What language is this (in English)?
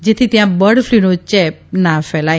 Gujarati